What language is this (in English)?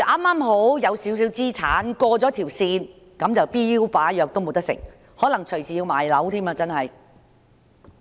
Cantonese